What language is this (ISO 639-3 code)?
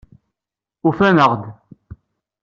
kab